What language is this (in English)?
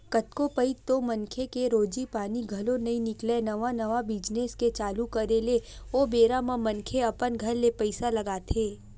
Chhattisgarhi